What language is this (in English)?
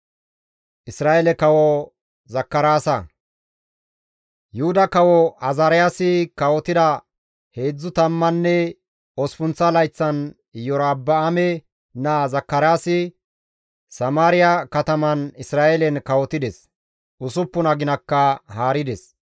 Gamo